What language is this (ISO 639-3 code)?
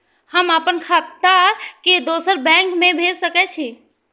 mai